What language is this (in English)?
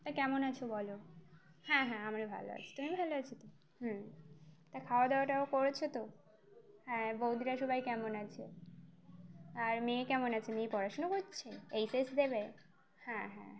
Bangla